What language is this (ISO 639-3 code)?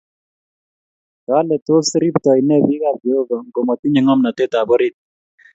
kln